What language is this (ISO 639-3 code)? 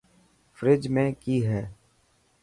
mki